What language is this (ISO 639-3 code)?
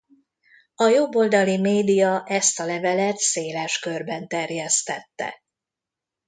hun